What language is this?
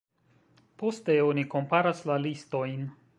Esperanto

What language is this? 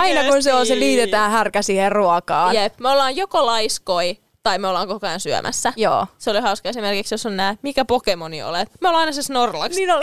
Finnish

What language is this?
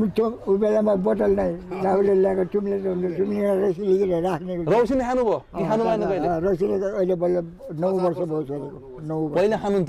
Thai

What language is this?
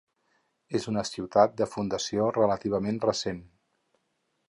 Catalan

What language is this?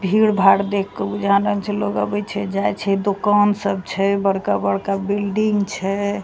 Maithili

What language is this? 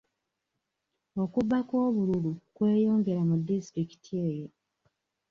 Ganda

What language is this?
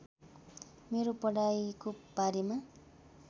Nepali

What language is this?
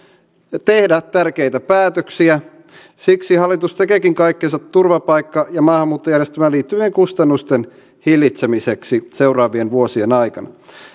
Finnish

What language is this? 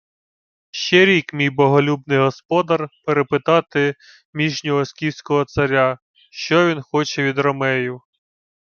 Ukrainian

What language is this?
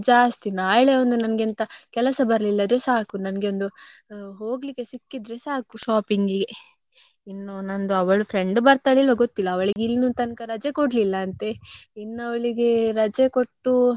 Kannada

